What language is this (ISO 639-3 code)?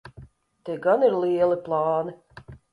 lav